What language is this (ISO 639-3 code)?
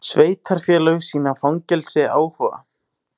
isl